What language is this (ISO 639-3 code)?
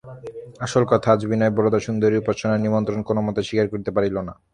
ben